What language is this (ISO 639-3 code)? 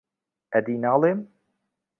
ckb